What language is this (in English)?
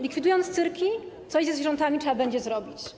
Polish